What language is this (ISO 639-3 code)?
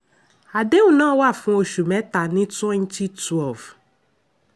yor